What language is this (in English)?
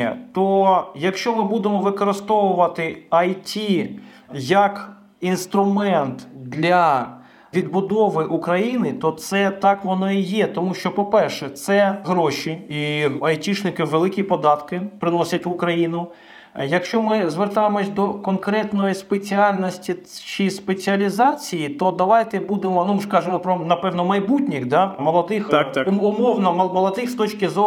Ukrainian